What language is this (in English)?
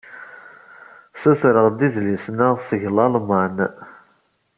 Kabyle